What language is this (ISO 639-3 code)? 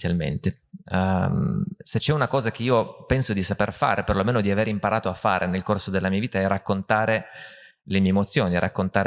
ita